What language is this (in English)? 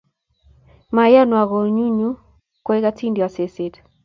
Kalenjin